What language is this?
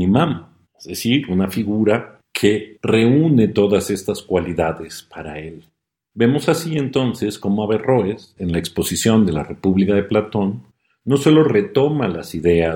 Spanish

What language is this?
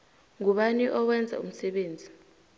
South Ndebele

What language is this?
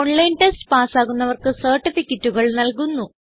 Malayalam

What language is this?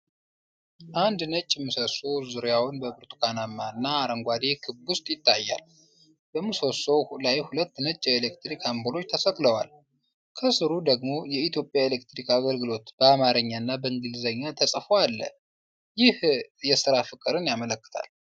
Amharic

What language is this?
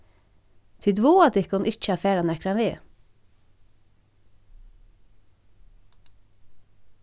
Faroese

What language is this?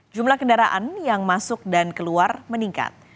Indonesian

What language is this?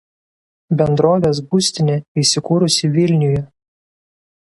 Lithuanian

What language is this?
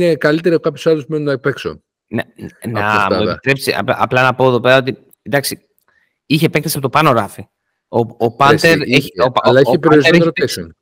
Greek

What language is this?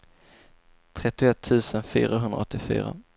Swedish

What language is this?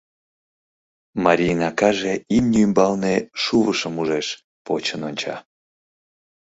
Mari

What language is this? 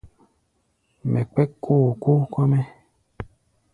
Gbaya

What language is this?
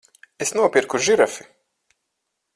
Latvian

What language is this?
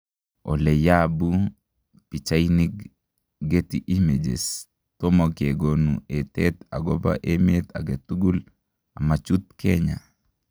Kalenjin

